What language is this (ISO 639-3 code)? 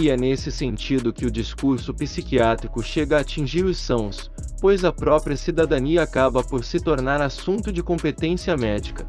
por